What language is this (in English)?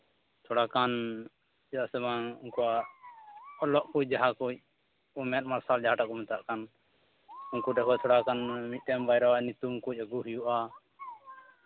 Santali